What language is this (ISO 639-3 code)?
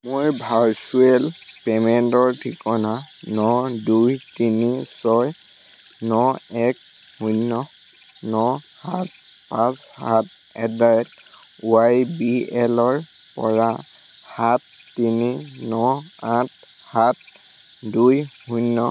asm